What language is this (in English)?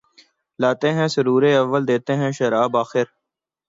Urdu